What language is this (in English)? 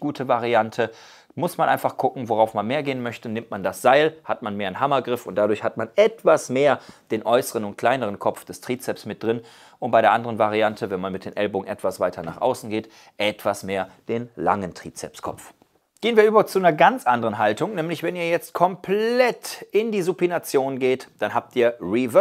German